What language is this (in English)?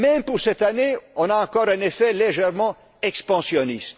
French